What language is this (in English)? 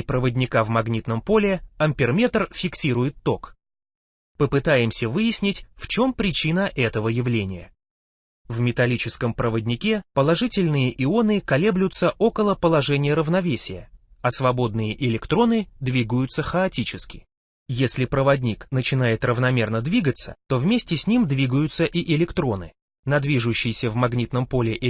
Russian